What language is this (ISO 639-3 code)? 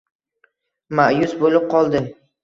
uzb